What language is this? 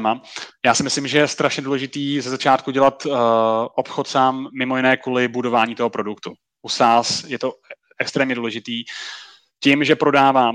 Czech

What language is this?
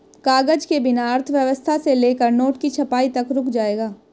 Hindi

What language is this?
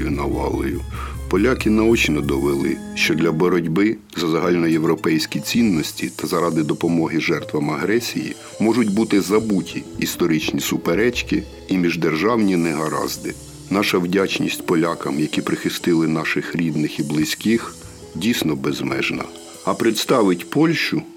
Ukrainian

